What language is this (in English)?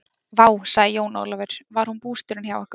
Icelandic